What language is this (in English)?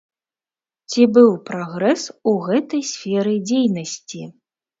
Belarusian